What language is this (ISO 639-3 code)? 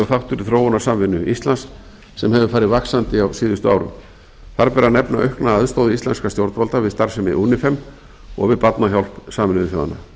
isl